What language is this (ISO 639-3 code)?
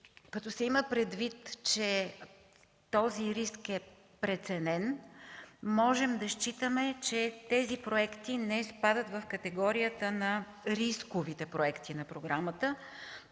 bul